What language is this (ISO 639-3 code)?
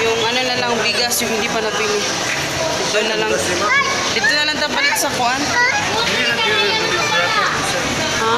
fil